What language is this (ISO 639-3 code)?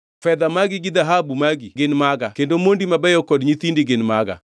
luo